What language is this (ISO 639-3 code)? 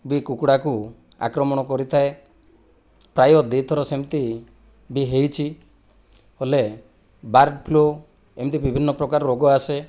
ori